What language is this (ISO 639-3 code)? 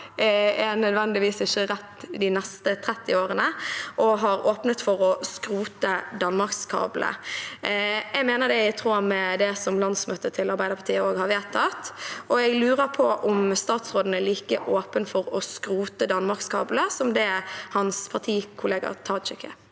nor